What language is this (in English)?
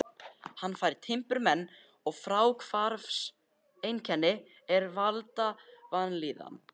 Icelandic